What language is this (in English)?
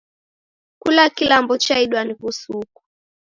Taita